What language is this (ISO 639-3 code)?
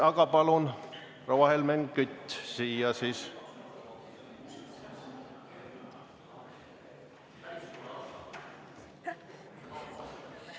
est